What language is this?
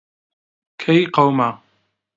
Central Kurdish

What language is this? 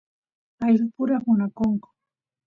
Santiago del Estero Quichua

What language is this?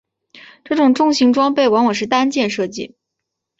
Chinese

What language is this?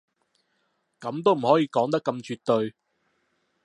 Cantonese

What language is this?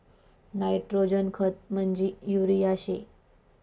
Marathi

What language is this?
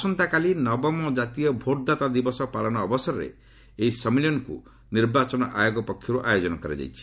Odia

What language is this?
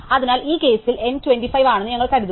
Malayalam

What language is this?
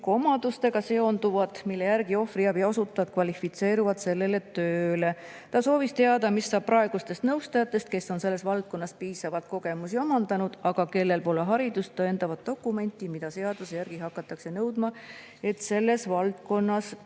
Estonian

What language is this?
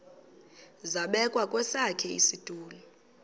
Xhosa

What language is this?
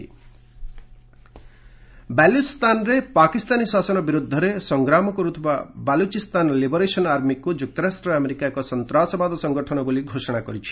Odia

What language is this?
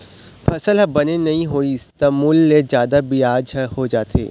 Chhattisgarhi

